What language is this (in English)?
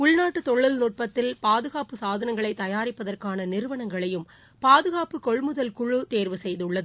Tamil